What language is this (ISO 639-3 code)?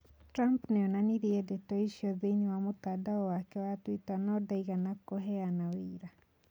kik